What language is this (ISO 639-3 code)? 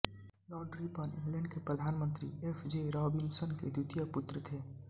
hin